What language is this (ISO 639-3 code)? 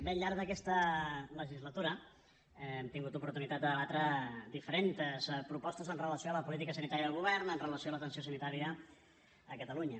cat